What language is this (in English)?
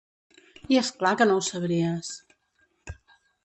Catalan